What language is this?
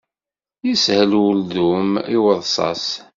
Kabyle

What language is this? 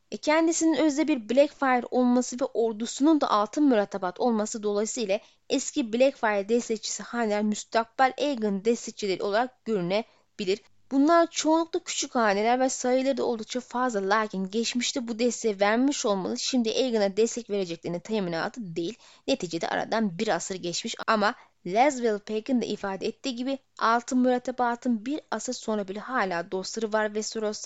Turkish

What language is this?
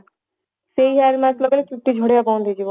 Odia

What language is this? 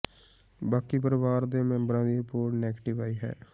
Punjabi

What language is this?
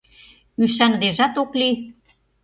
Mari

